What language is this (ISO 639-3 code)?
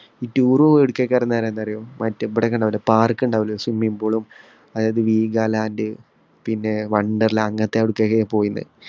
mal